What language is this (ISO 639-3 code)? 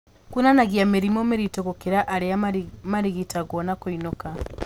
kik